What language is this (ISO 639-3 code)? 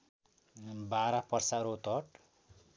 nep